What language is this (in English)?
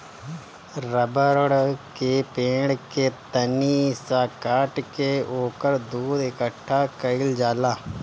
Bhojpuri